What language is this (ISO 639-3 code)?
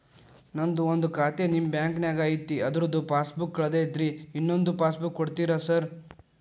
kan